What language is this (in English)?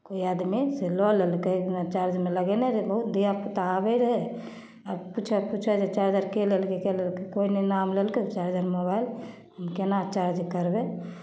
Maithili